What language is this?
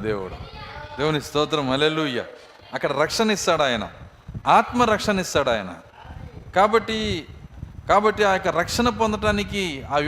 Telugu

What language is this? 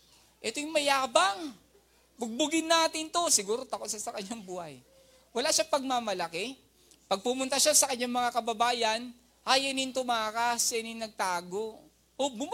Filipino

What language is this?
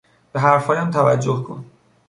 Persian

